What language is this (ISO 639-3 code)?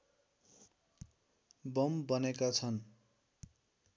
nep